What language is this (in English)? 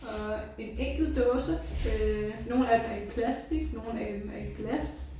Danish